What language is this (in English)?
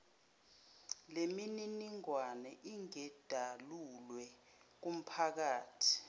Zulu